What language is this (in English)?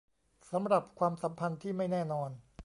Thai